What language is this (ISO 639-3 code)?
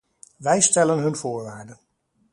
nld